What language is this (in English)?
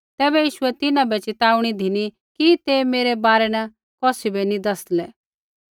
Kullu Pahari